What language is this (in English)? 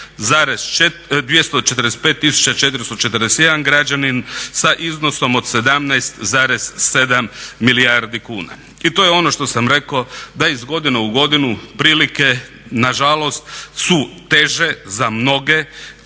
Croatian